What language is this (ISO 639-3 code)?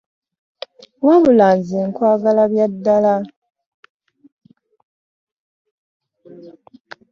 lug